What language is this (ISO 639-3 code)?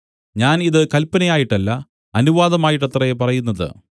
mal